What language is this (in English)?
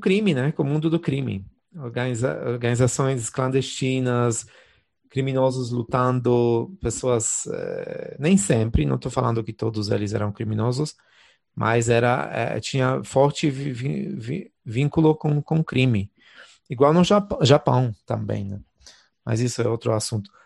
Portuguese